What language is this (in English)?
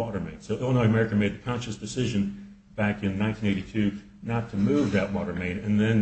English